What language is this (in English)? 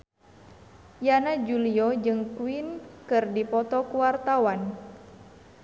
Sundanese